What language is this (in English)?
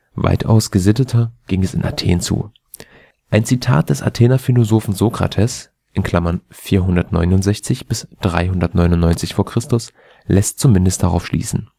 German